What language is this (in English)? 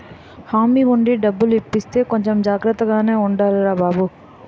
Telugu